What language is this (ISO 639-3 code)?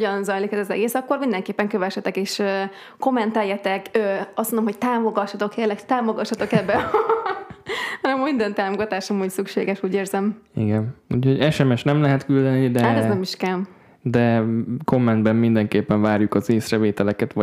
hun